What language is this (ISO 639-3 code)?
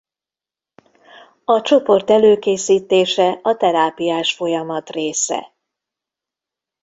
hun